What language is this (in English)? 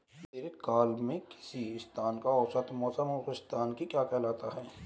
Hindi